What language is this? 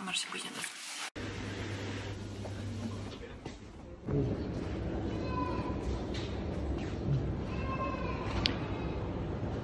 Polish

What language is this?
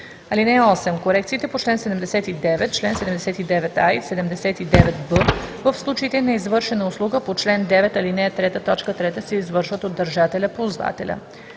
Bulgarian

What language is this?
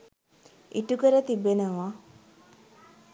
Sinhala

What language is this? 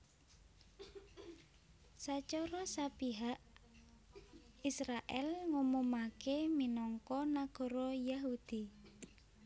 Javanese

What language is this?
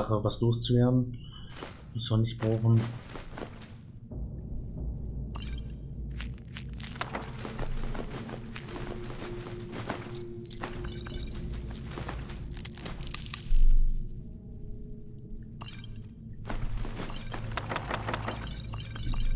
German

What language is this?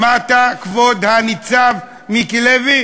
Hebrew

